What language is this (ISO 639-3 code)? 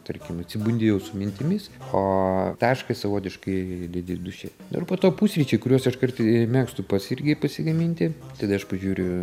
lit